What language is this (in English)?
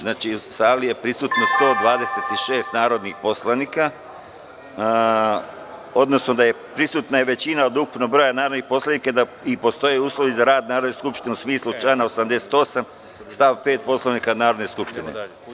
Serbian